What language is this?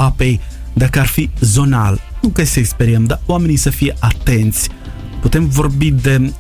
Romanian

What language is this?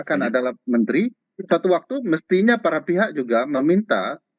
Indonesian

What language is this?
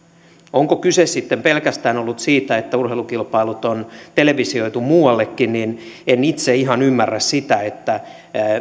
Finnish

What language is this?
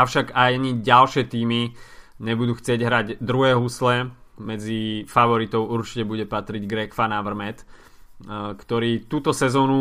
Slovak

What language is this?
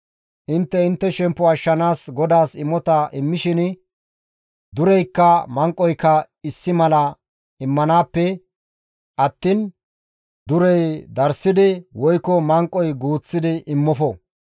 Gamo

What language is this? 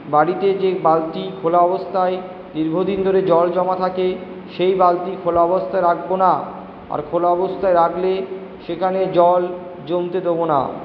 Bangla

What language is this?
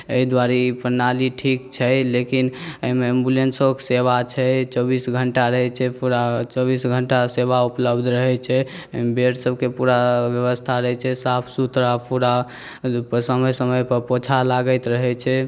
Maithili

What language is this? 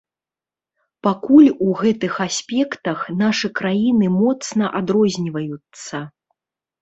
Belarusian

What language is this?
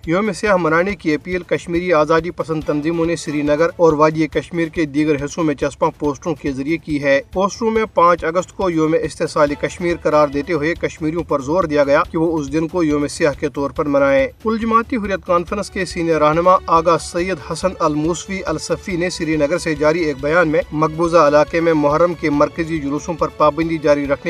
Urdu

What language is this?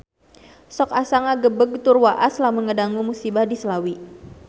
Sundanese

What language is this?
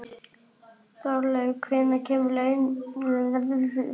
Icelandic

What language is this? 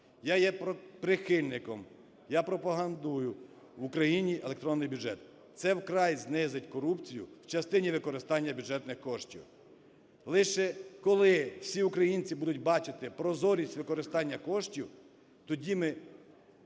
Ukrainian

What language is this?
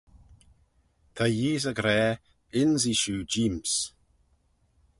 Manx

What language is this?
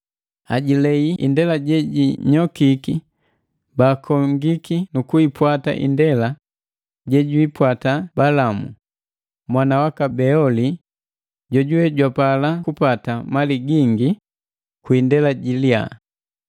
Matengo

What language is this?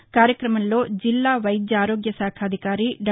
Telugu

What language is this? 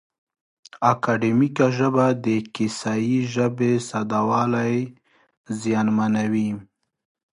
Pashto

